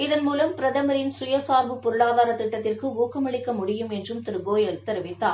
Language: Tamil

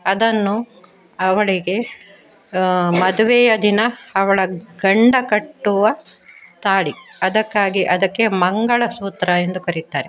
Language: Kannada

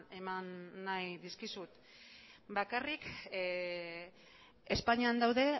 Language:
Basque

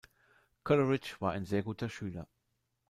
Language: German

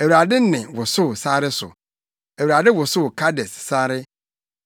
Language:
Akan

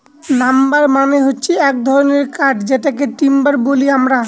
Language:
Bangla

